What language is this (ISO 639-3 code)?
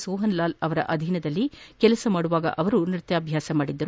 kan